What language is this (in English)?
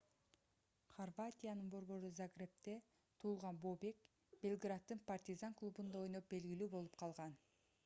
Kyrgyz